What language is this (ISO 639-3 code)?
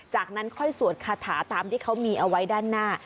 tha